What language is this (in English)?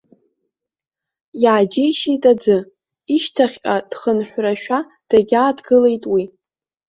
Abkhazian